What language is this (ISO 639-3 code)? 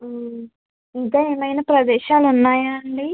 tel